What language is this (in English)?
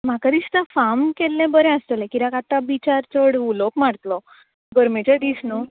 Konkani